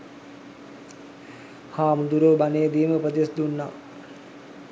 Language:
Sinhala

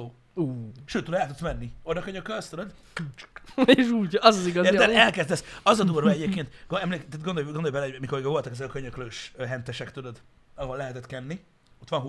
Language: Hungarian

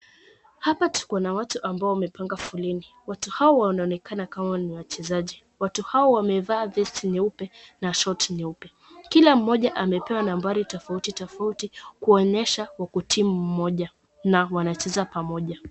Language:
Swahili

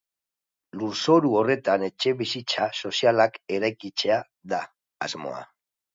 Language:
Basque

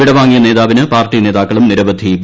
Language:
Malayalam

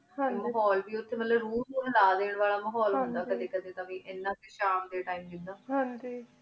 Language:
Punjabi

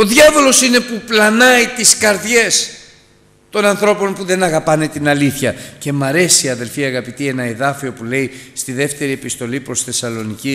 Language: Greek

